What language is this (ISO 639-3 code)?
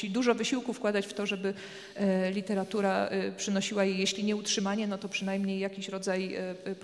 pol